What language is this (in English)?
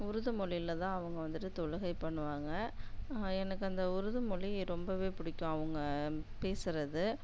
Tamil